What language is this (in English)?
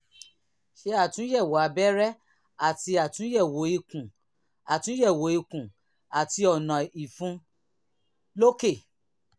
Yoruba